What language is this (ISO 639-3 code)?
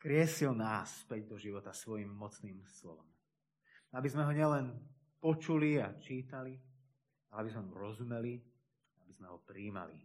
slk